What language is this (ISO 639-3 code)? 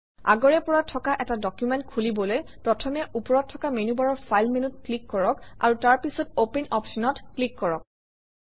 asm